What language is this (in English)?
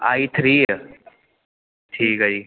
Punjabi